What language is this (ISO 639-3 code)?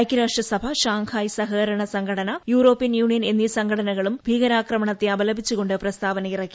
mal